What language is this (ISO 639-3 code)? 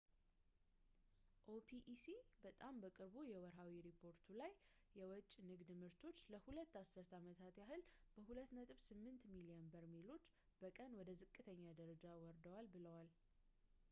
amh